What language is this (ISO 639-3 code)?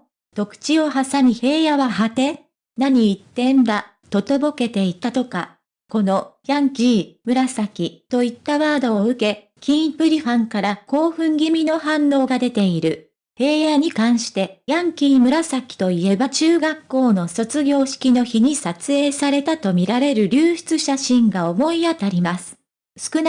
jpn